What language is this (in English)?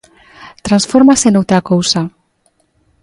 Galician